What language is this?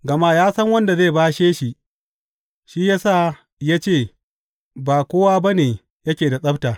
Hausa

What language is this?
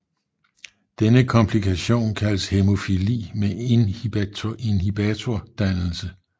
Danish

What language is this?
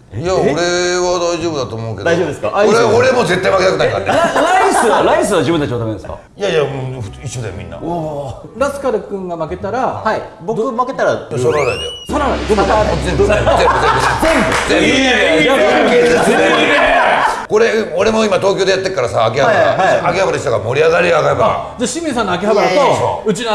Japanese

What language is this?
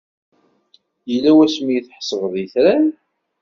Kabyle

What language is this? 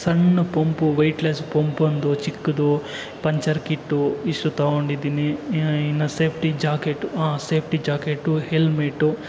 Kannada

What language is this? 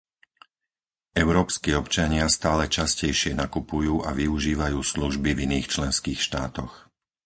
Slovak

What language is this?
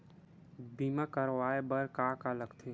Chhattisgarhi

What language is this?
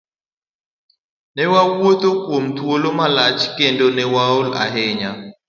Luo (Kenya and Tanzania)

